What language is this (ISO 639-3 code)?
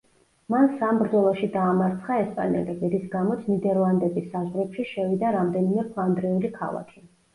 kat